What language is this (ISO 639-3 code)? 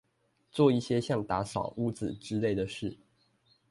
zho